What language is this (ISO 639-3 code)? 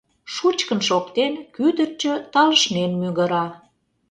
chm